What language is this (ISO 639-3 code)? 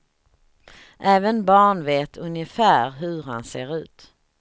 swe